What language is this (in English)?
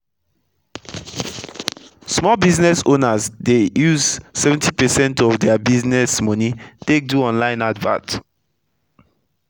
Nigerian Pidgin